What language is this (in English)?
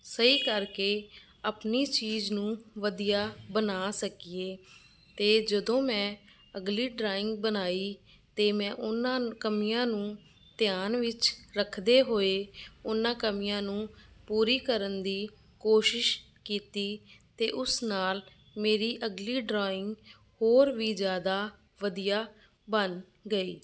Punjabi